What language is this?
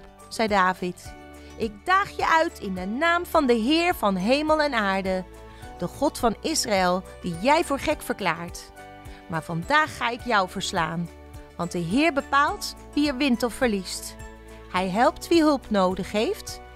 Dutch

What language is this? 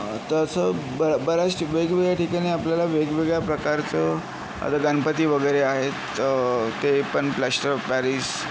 Marathi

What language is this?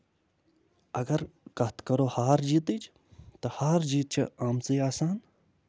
Kashmiri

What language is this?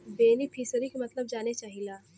Bhojpuri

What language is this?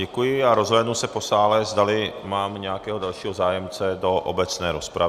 Czech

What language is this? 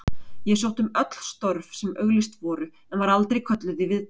Icelandic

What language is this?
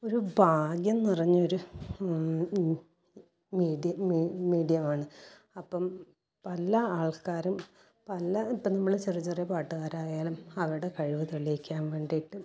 Malayalam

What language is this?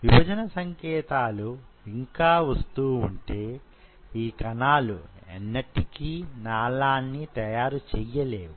Telugu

